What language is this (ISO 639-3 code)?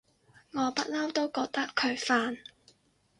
yue